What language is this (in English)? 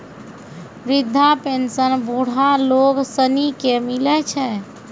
Maithili